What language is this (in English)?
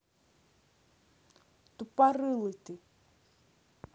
Russian